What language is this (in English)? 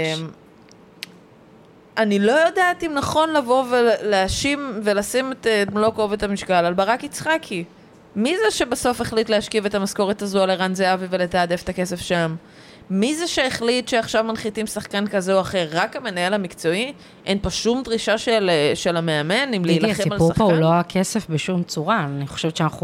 Hebrew